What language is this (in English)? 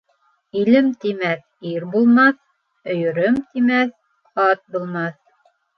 Bashkir